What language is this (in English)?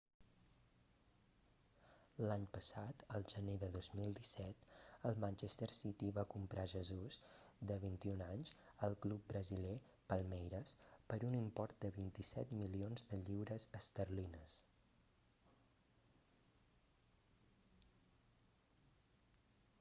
Catalan